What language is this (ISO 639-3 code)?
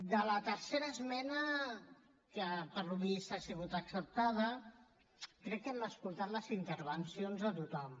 cat